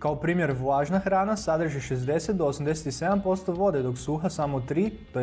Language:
Croatian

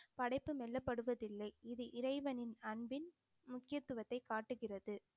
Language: Tamil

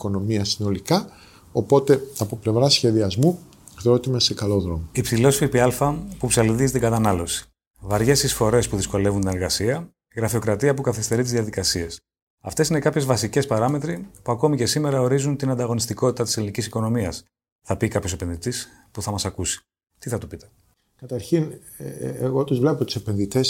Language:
Greek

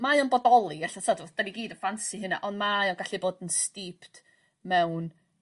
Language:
Welsh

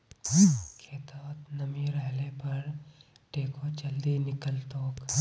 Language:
Magahi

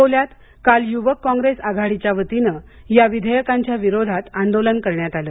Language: Marathi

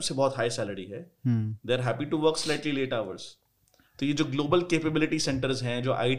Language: Hindi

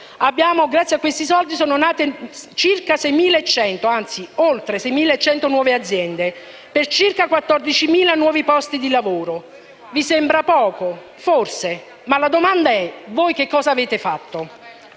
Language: Italian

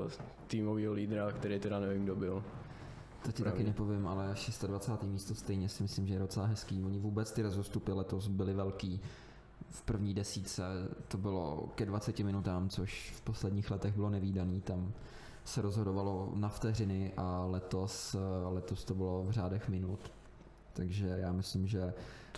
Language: Czech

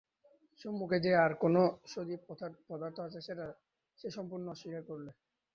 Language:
Bangla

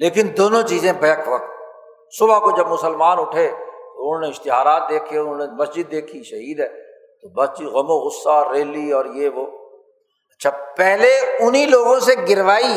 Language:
Urdu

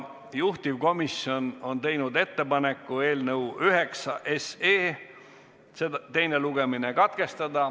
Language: Estonian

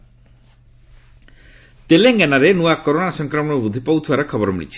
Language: Odia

